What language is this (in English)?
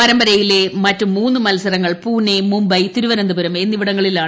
Malayalam